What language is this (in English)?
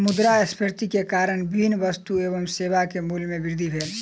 Maithili